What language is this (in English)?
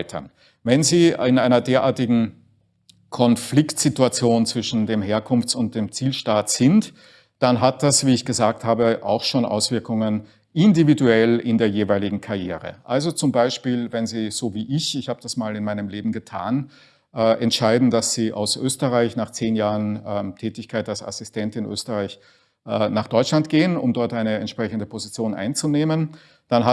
German